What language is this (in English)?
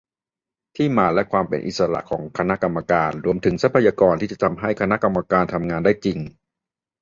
Thai